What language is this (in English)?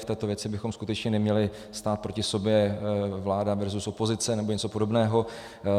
Czech